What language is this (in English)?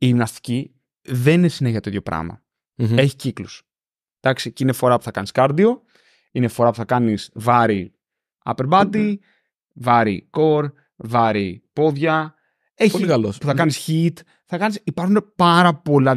Greek